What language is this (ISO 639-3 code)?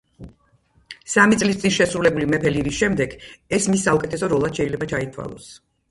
kat